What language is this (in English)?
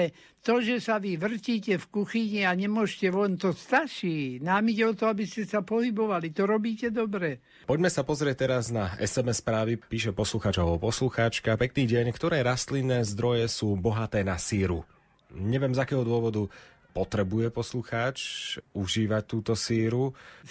Slovak